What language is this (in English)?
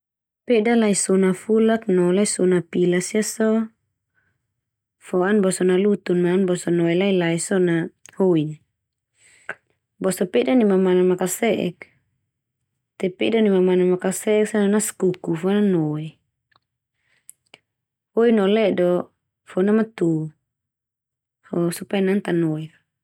Termanu